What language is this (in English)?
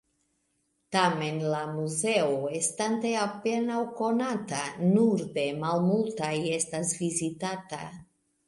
Esperanto